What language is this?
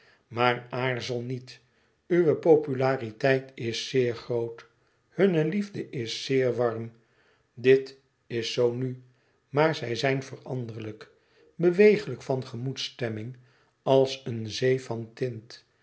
Dutch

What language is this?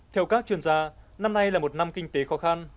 Vietnamese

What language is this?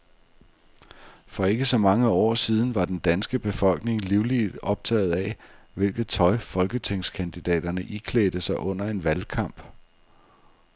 Danish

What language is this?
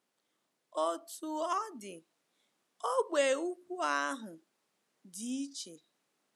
Igbo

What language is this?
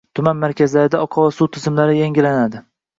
Uzbek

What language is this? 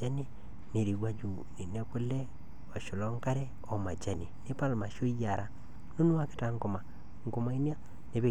Masai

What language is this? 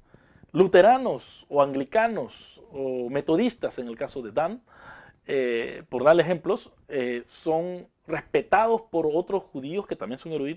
Spanish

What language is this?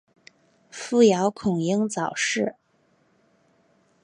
Chinese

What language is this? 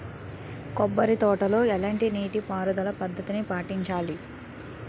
Telugu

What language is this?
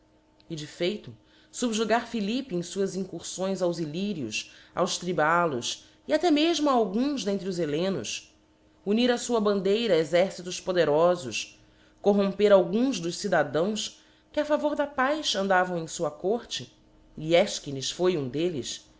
Portuguese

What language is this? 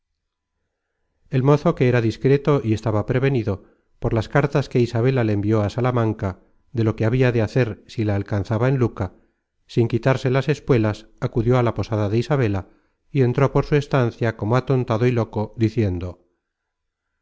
Spanish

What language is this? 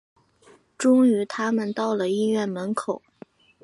Chinese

